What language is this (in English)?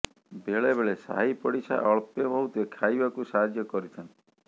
Odia